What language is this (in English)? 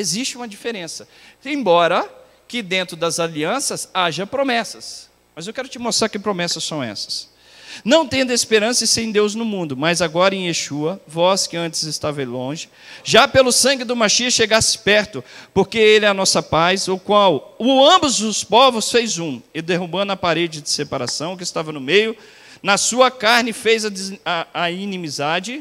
Portuguese